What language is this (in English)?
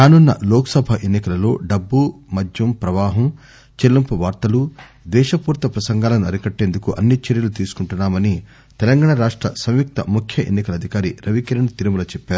Telugu